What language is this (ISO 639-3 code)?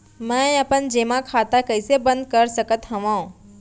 hne